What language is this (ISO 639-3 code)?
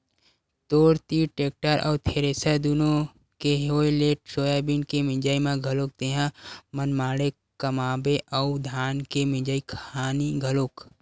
hne